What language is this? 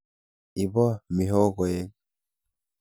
Kalenjin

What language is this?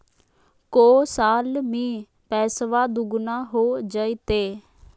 Magahi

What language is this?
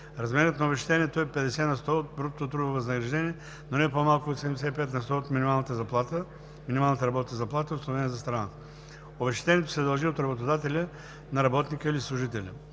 Bulgarian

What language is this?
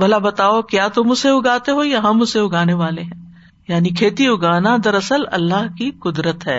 Urdu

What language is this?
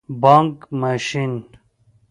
Pashto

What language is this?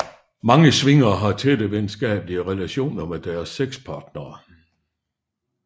Danish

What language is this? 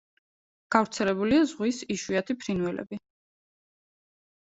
Georgian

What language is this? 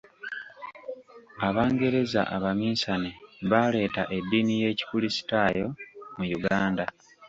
Ganda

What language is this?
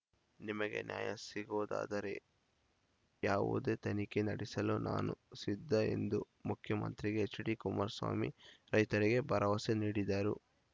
Kannada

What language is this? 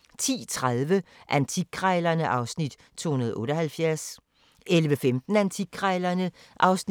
Danish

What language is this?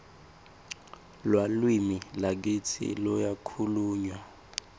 Swati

